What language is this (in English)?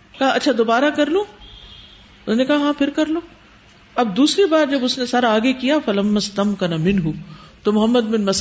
Urdu